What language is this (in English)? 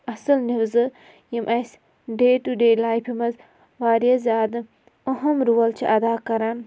Kashmiri